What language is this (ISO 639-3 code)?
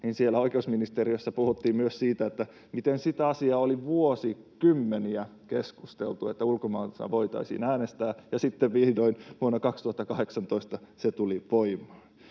fin